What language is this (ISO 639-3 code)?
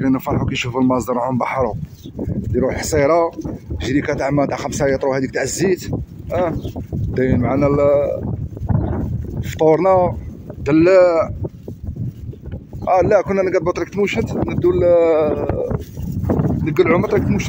ara